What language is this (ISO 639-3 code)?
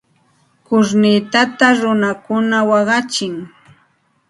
qxt